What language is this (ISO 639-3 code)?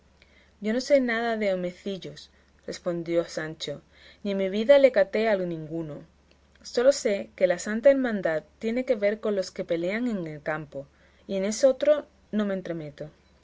spa